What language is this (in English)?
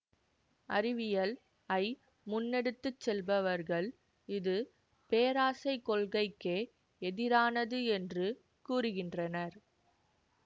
Tamil